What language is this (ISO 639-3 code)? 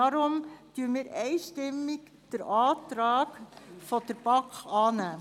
gsw